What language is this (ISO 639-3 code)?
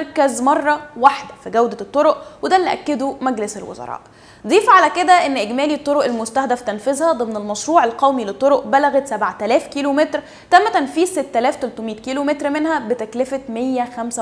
ara